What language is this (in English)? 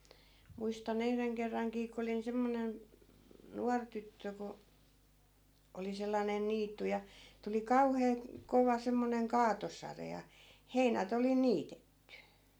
Finnish